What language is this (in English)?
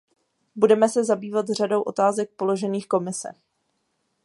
Czech